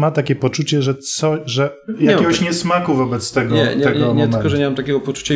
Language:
Polish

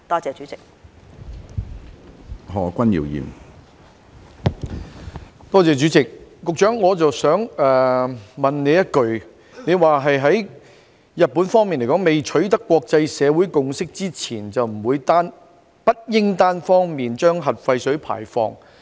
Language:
Cantonese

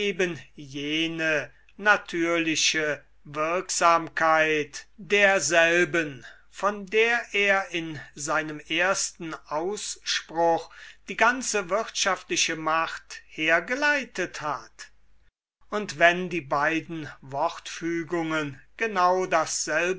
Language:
German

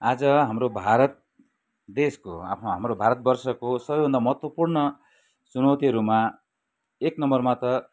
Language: Nepali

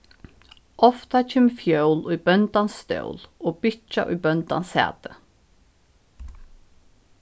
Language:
Faroese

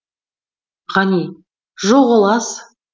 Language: Kazakh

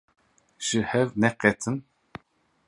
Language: Kurdish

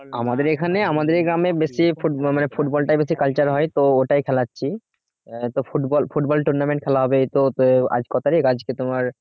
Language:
Bangla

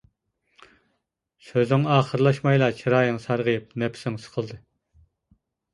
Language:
Uyghur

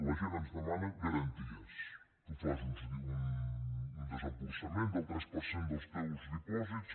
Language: Catalan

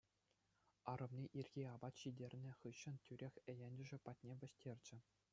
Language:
Chuvash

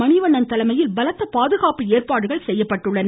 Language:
Tamil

